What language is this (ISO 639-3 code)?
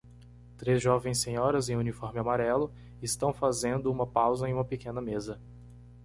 por